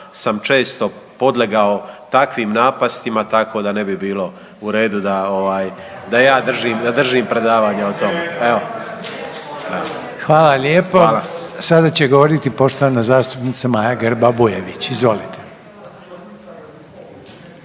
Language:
Croatian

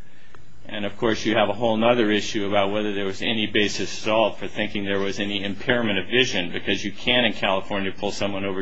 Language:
English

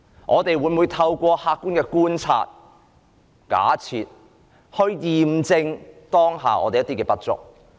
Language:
Cantonese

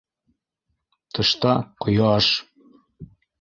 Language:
Bashkir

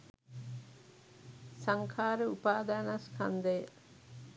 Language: Sinhala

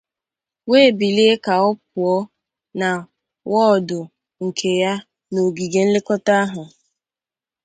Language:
Igbo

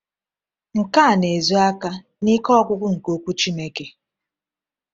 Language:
Igbo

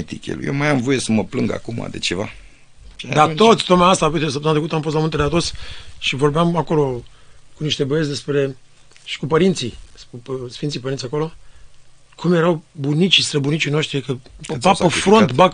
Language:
Romanian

